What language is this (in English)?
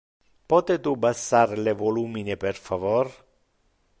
Interlingua